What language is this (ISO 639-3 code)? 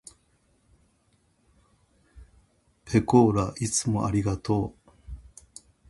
jpn